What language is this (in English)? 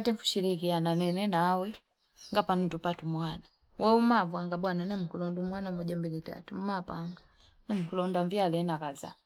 Fipa